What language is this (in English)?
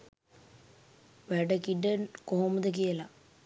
Sinhala